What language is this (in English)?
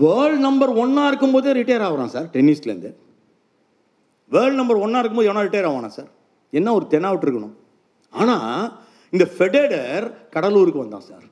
Tamil